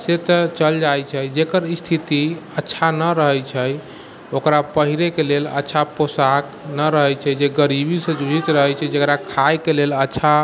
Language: Maithili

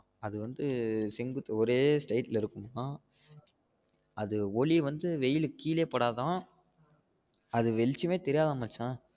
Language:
Tamil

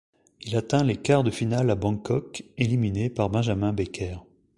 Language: French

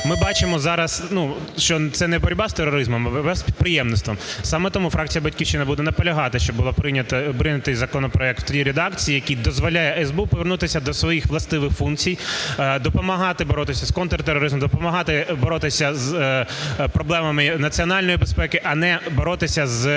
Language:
Ukrainian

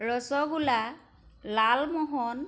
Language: Assamese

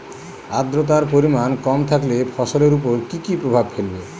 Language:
Bangla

